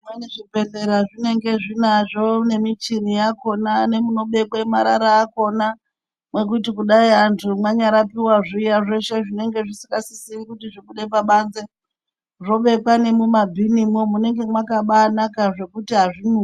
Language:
Ndau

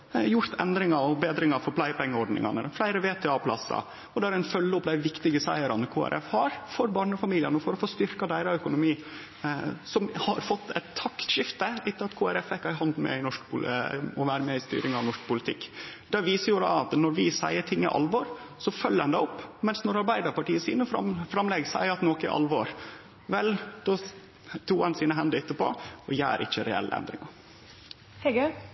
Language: Norwegian Nynorsk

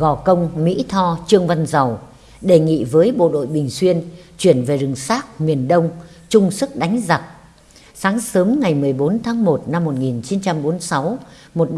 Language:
Vietnamese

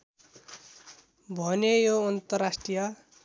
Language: Nepali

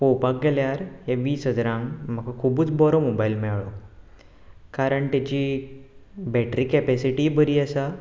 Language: Konkani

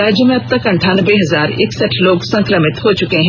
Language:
Hindi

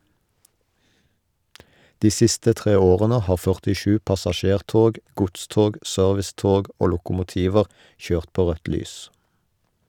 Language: Norwegian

